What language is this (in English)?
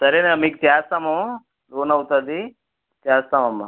Telugu